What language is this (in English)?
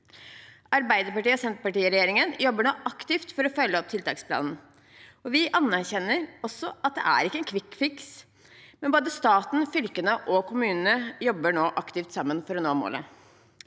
Norwegian